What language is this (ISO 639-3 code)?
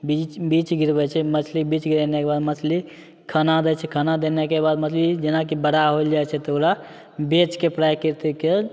mai